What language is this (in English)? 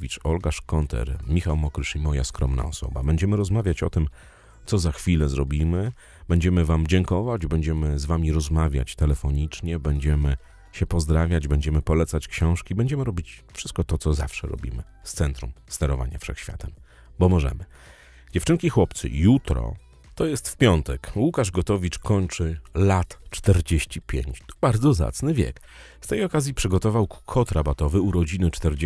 Polish